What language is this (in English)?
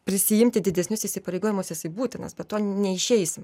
Lithuanian